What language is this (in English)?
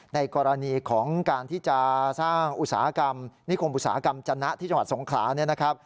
Thai